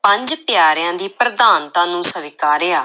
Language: Punjabi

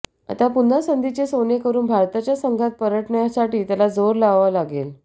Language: Marathi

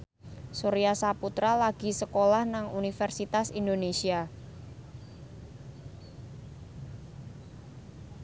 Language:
Javanese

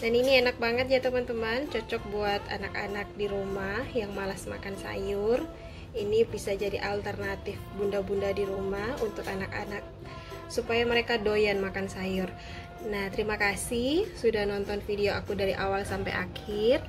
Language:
Indonesian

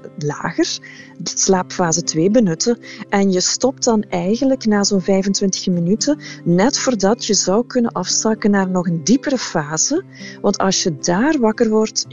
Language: Dutch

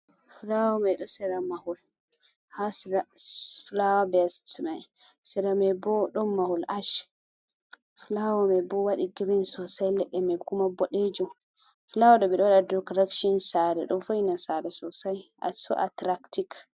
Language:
Fula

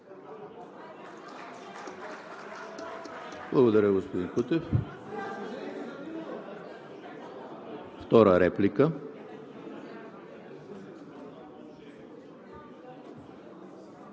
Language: Bulgarian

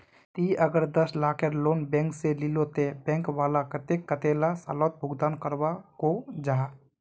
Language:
Magahi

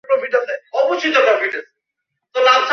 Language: Bangla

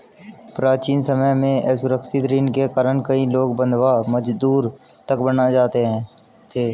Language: Hindi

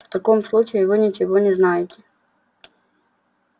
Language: Russian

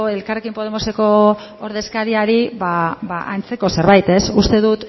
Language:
Basque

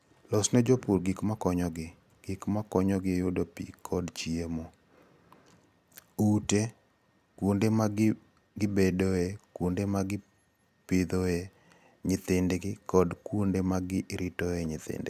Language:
Luo (Kenya and Tanzania)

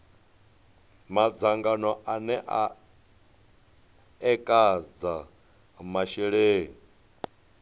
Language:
Venda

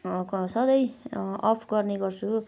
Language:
Nepali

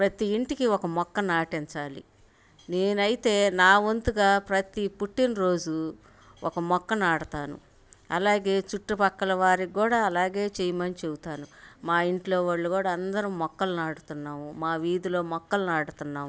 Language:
Telugu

